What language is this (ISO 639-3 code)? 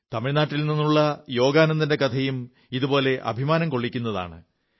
mal